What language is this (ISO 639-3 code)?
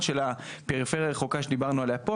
heb